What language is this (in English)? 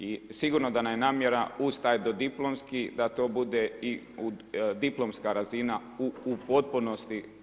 Croatian